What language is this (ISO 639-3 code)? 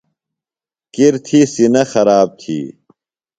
phl